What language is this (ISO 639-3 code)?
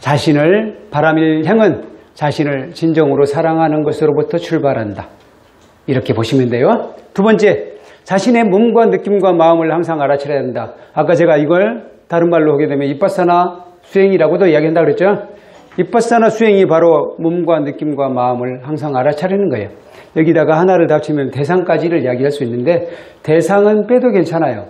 kor